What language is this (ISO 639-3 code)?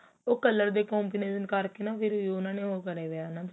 pan